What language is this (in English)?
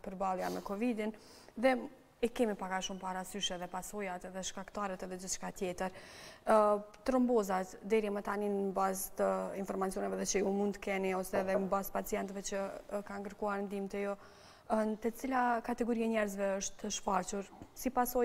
Romanian